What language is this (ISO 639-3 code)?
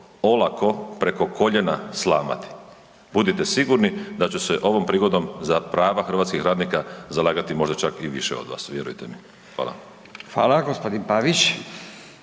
hrv